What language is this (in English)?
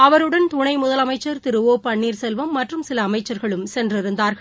Tamil